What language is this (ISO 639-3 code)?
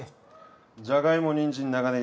jpn